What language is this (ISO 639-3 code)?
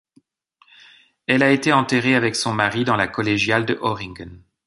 fra